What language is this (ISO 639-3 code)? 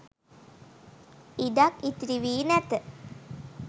sin